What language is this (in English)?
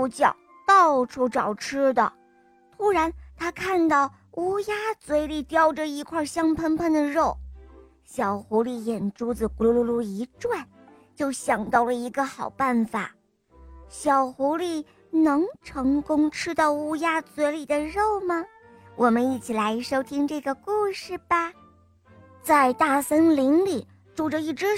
Chinese